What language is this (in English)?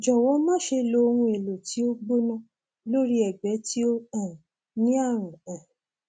Yoruba